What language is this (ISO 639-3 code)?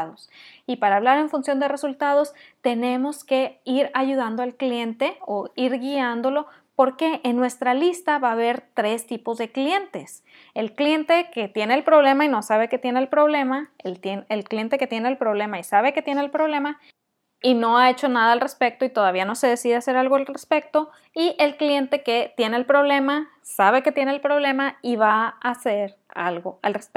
spa